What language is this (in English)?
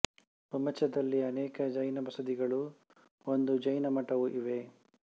Kannada